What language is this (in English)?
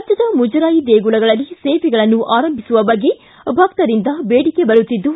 Kannada